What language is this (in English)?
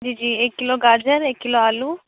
Urdu